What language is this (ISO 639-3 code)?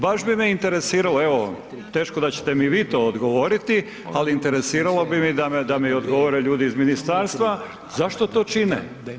hrv